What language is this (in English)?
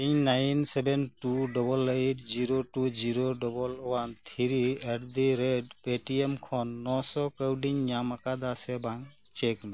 Santali